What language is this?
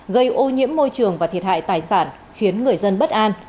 Vietnamese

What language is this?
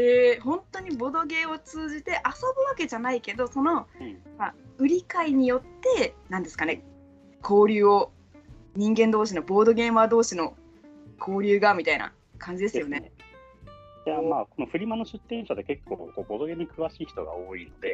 Japanese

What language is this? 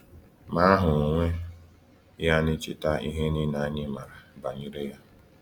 Igbo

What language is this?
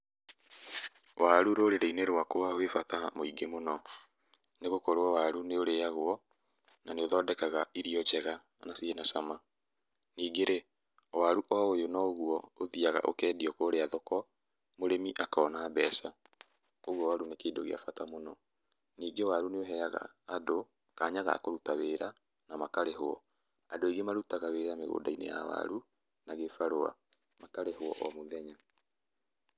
Kikuyu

